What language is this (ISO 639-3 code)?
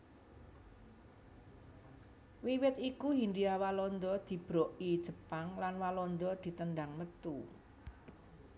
jav